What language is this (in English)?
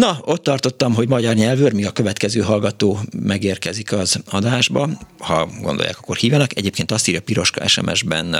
Hungarian